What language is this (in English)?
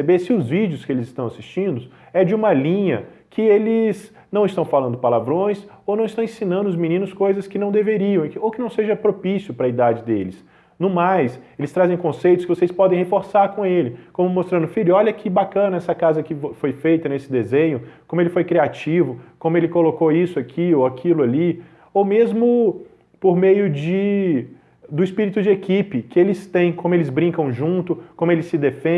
Portuguese